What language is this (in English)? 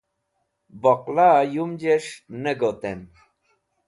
Wakhi